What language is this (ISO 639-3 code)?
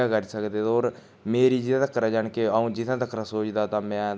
doi